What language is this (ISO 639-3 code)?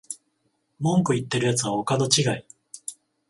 jpn